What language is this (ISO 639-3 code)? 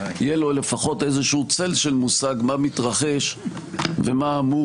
heb